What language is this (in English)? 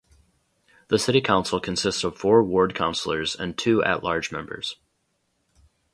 English